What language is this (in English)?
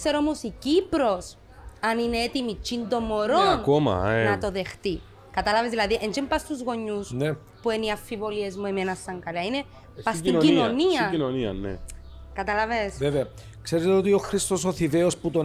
Greek